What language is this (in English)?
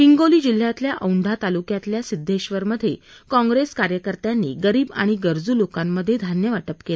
Marathi